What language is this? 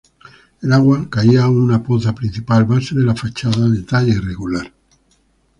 Spanish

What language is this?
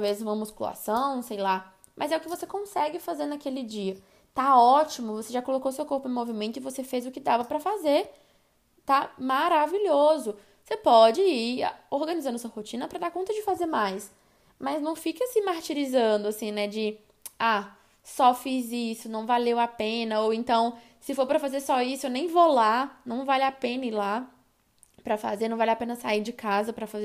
Portuguese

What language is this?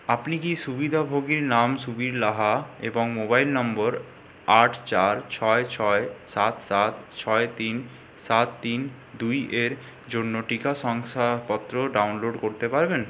Bangla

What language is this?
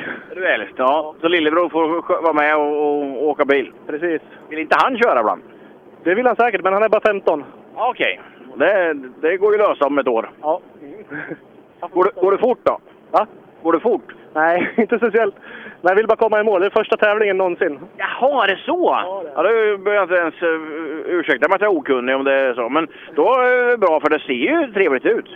Swedish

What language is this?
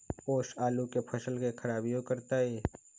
Magahi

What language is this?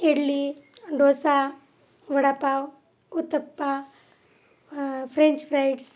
Marathi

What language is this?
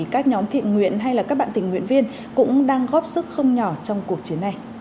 Vietnamese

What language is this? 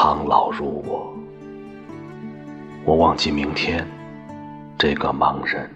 Chinese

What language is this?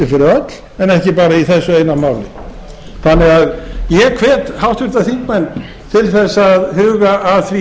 Icelandic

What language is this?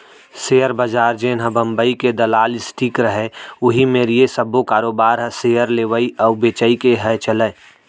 Chhattisgarhi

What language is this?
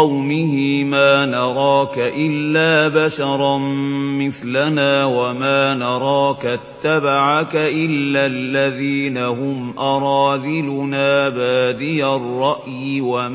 Arabic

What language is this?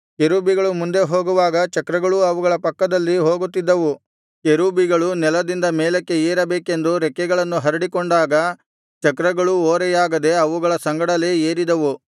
Kannada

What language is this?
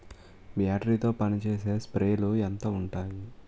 Telugu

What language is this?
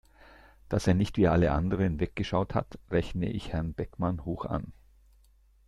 German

